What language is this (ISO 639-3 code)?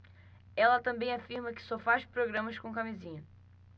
por